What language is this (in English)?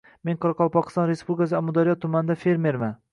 Uzbek